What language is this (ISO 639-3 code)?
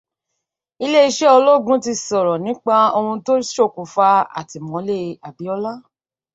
yor